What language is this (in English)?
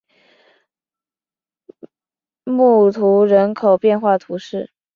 Chinese